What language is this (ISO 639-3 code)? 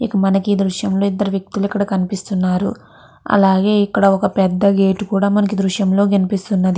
tel